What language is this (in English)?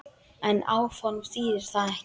Icelandic